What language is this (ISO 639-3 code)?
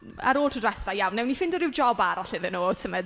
cym